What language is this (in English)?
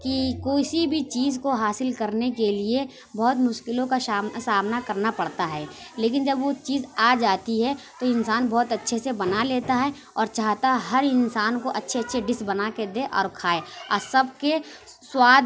Urdu